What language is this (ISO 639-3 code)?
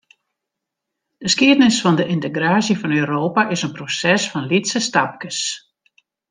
fry